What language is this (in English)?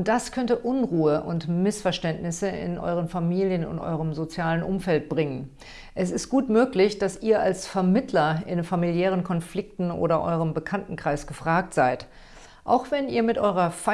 German